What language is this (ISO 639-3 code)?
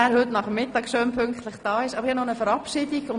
gsw